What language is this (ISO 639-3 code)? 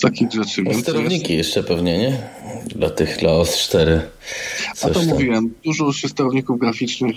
pol